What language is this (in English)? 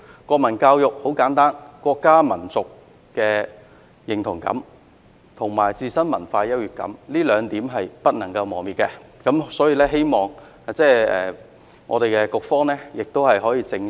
Cantonese